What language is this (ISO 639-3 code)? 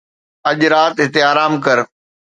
snd